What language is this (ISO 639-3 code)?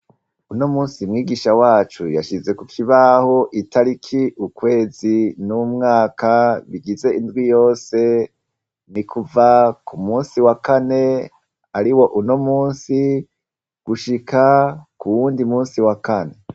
run